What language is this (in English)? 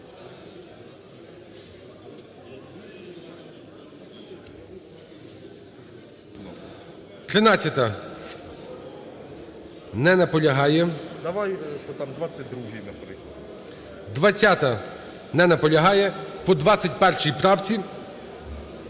Ukrainian